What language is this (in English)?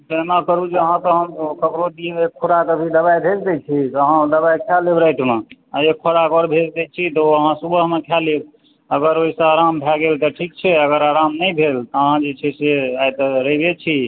Maithili